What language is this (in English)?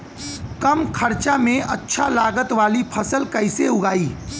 Bhojpuri